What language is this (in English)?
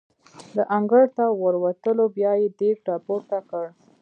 Pashto